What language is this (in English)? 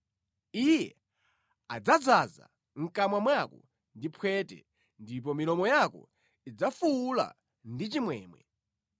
Nyanja